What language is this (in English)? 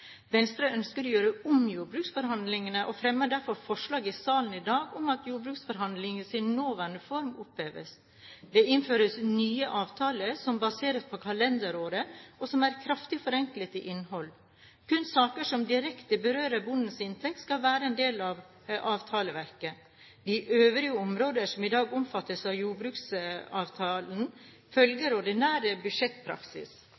Norwegian Bokmål